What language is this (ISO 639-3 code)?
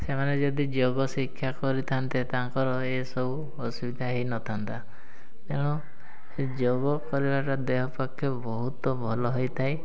ori